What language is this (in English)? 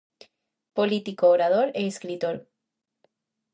Galician